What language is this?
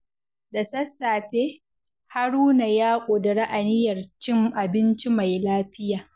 Hausa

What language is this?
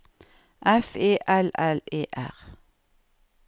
Norwegian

